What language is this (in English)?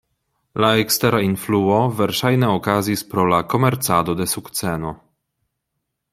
Esperanto